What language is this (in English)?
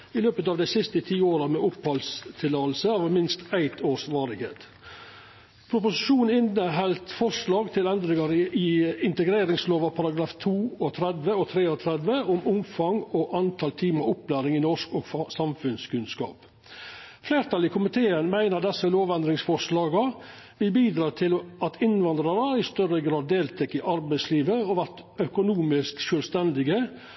Norwegian Nynorsk